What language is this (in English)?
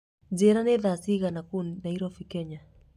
Kikuyu